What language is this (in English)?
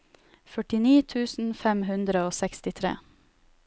Norwegian